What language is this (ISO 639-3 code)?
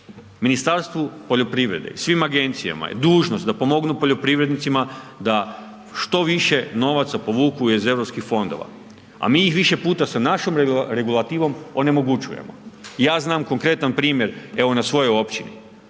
hrv